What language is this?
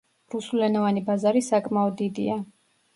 Georgian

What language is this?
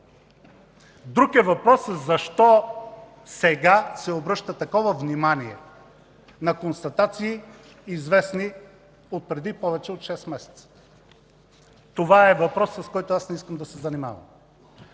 Bulgarian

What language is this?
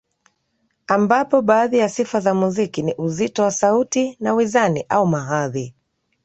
Swahili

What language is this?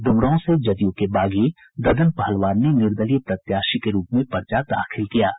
Hindi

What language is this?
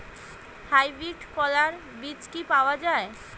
Bangla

